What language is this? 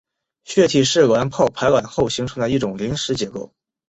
Chinese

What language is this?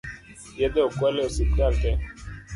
Luo (Kenya and Tanzania)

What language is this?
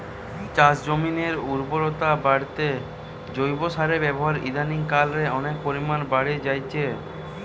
Bangla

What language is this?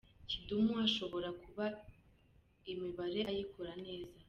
Kinyarwanda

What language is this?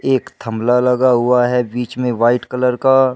Hindi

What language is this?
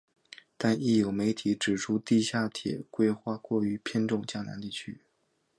Chinese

